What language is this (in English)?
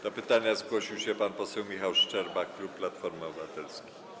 Polish